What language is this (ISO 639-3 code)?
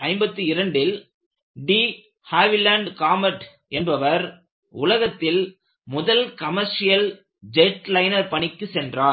tam